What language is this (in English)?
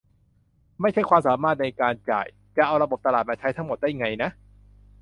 Thai